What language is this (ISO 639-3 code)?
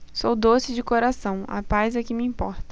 por